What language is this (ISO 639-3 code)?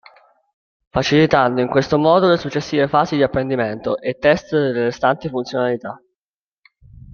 ita